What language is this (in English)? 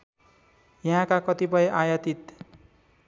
Nepali